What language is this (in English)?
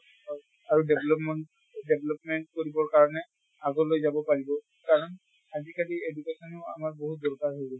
Assamese